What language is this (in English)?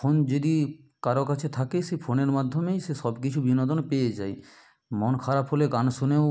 Bangla